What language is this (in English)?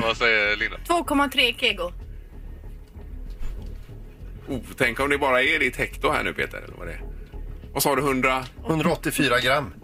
Swedish